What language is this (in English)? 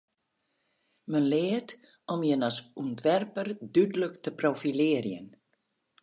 Western Frisian